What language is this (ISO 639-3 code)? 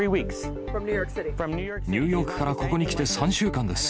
jpn